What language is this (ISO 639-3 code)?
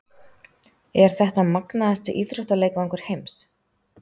isl